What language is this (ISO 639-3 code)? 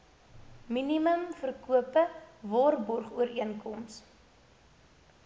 afr